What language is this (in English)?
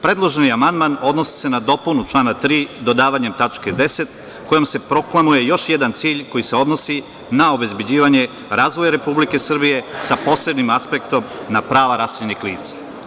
Serbian